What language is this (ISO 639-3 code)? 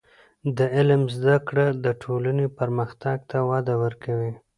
pus